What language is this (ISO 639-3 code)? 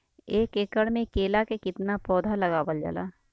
bho